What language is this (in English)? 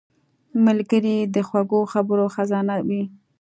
Pashto